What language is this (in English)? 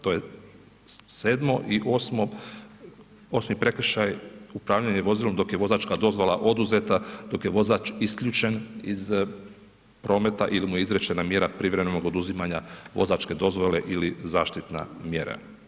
Croatian